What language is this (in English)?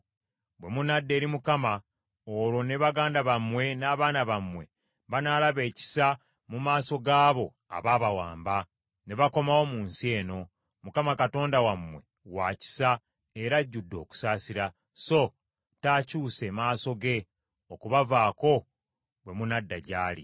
Ganda